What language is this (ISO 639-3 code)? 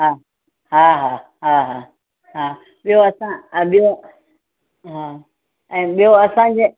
snd